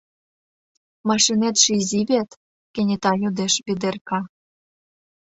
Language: Mari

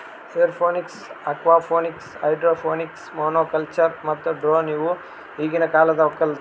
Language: Kannada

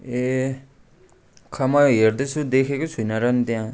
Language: Nepali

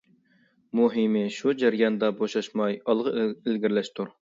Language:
Uyghur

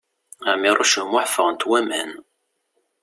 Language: Kabyle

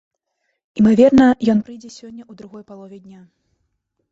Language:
Belarusian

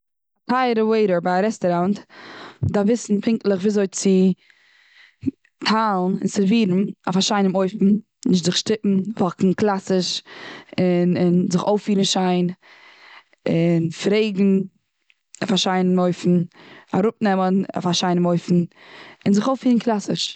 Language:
Yiddish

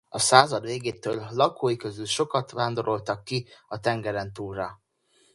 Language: Hungarian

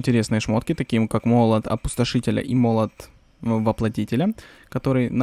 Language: Russian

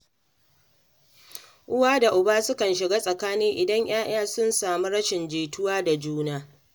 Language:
Hausa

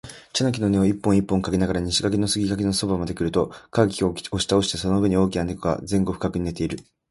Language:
Japanese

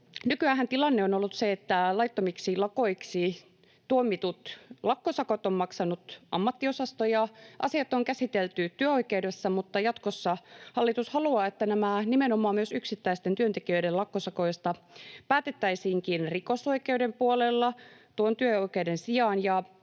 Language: Finnish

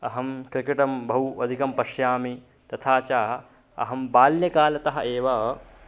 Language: Sanskrit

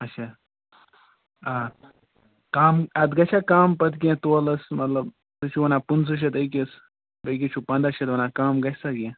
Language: Kashmiri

